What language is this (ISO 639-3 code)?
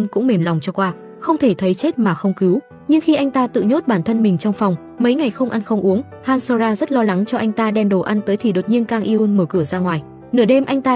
vie